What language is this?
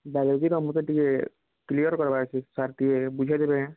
Odia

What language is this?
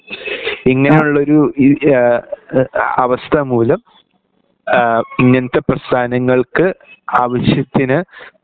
Malayalam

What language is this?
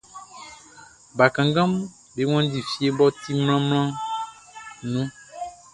Baoulé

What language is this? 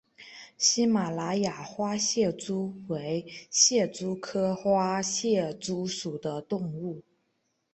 Chinese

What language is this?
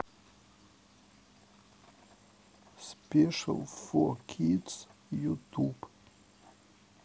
Russian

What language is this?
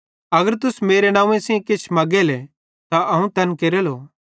Bhadrawahi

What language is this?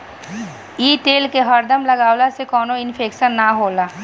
Bhojpuri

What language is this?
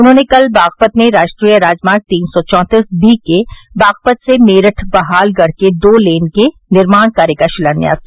Hindi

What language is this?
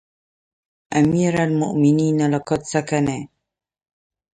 Arabic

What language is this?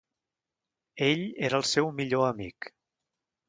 Catalan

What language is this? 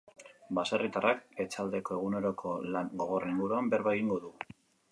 Basque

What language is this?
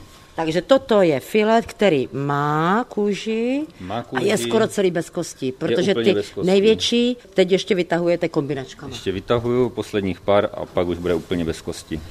Czech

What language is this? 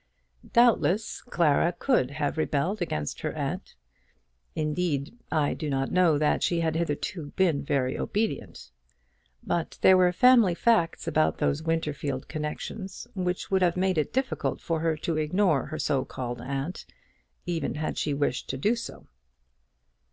English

